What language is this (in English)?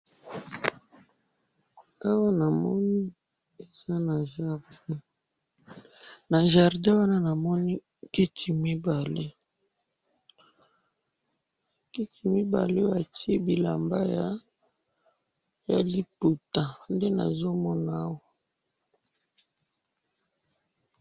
Lingala